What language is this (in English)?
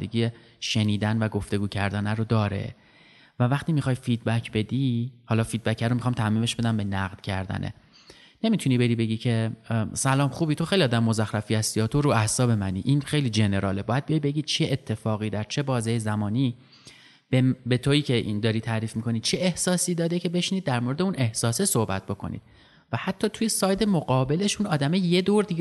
Persian